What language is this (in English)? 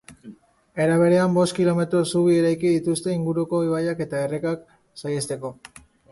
Basque